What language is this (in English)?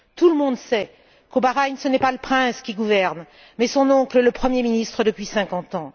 French